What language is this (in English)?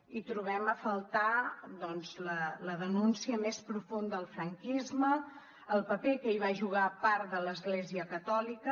Catalan